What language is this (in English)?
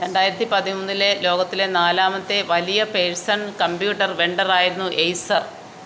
Malayalam